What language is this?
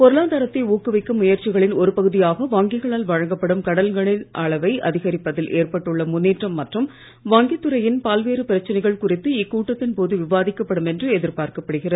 Tamil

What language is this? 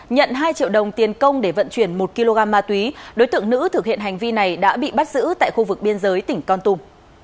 Vietnamese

